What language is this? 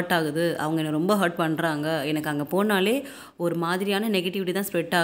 Tamil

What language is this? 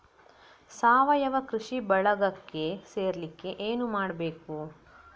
Kannada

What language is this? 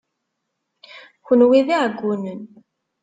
Kabyle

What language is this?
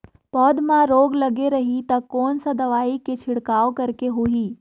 Chhattisgarhi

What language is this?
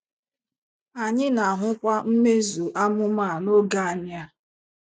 Igbo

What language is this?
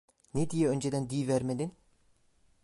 Turkish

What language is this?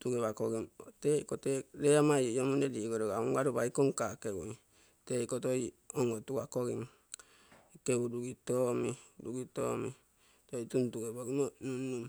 Terei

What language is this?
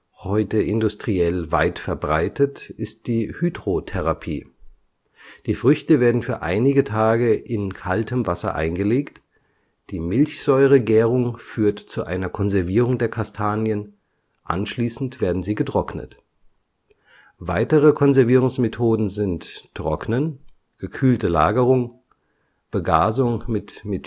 German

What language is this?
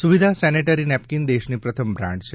Gujarati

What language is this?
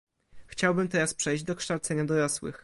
Polish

